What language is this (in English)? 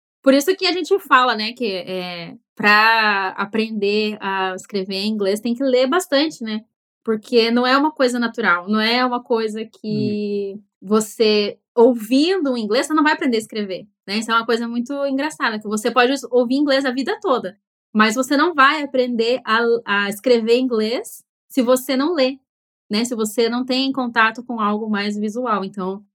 Portuguese